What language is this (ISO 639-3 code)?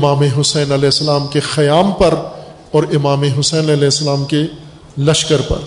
urd